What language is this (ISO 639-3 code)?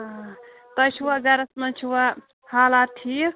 kas